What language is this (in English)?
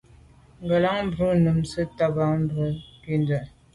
Medumba